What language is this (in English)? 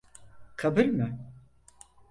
Turkish